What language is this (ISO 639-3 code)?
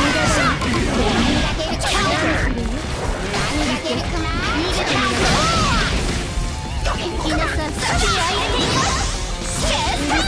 jpn